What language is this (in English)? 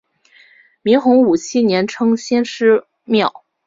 Chinese